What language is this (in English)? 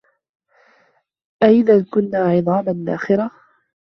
Arabic